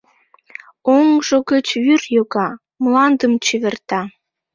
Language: Mari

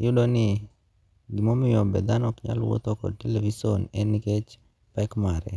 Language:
Luo (Kenya and Tanzania)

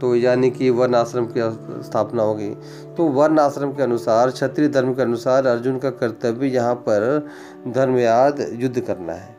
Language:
Hindi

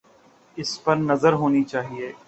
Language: Urdu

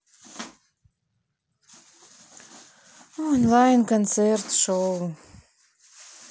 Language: Russian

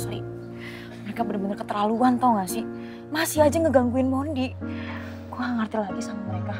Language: Indonesian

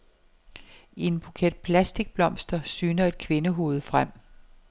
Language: Danish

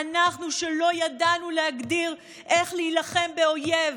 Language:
Hebrew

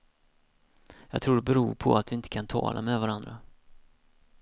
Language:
Swedish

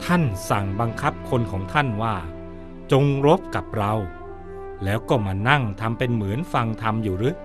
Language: Thai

